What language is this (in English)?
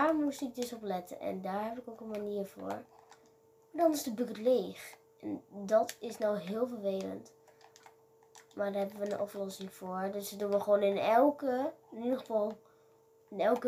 Dutch